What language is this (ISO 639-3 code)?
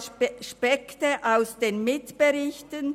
gsw